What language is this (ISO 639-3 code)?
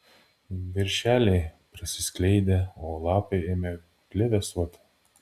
lit